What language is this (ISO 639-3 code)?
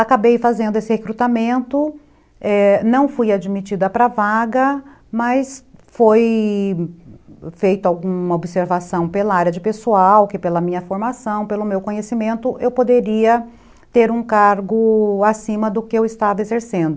por